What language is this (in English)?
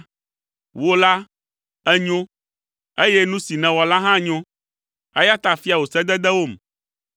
Ewe